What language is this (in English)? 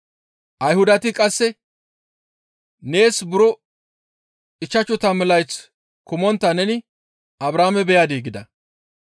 Gamo